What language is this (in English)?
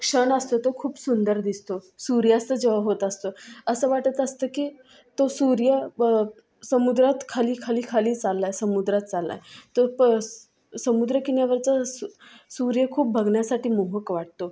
Marathi